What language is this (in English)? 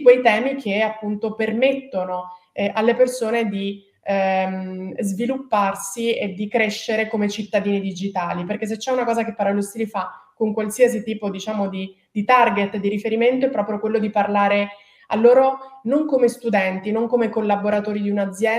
Italian